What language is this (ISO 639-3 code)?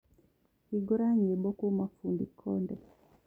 kik